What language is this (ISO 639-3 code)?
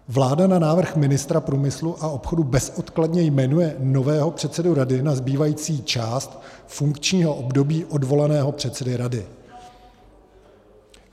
ces